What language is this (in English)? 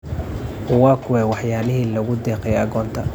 Somali